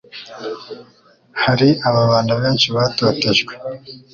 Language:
Kinyarwanda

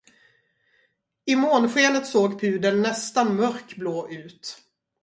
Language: Swedish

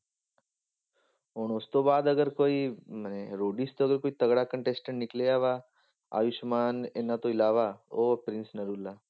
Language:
Punjabi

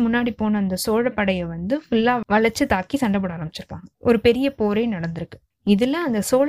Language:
Tamil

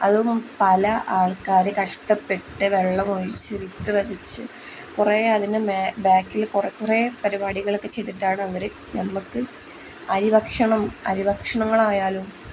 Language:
Malayalam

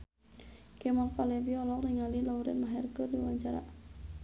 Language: Sundanese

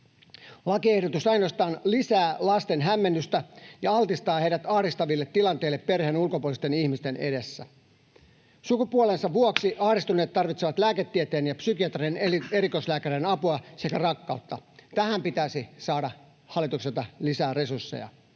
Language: Finnish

